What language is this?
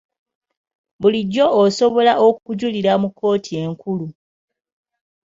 Ganda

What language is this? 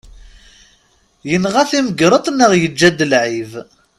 Kabyle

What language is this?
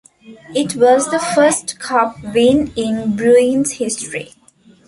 English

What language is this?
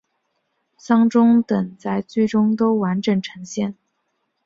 Chinese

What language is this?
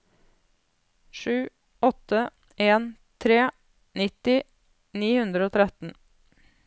Norwegian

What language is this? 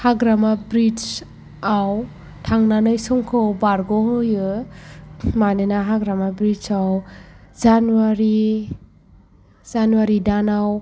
Bodo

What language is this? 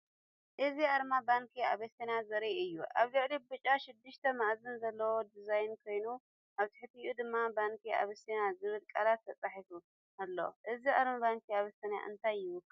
Tigrinya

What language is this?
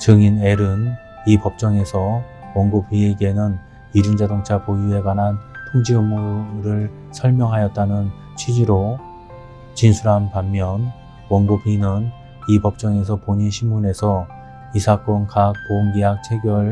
Korean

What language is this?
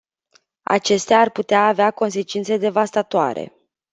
Romanian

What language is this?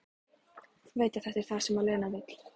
Icelandic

